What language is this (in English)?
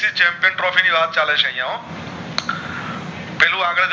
Gujarati